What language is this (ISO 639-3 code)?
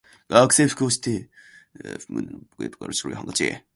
jpn